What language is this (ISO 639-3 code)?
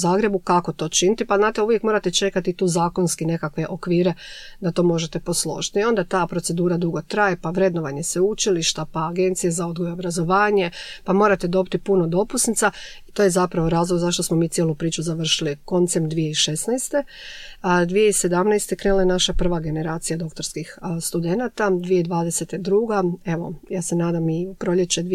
hrv